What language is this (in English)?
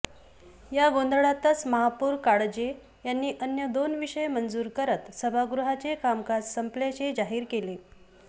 Marathi